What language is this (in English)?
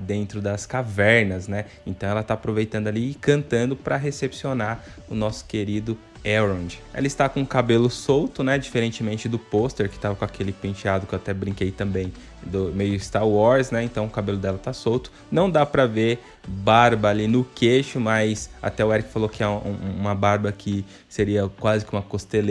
Portuguese